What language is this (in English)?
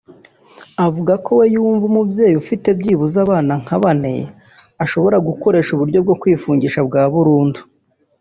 Kinyarwanda